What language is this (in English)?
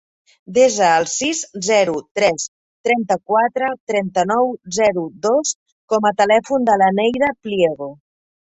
Catalan